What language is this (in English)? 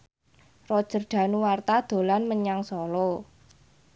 Javanese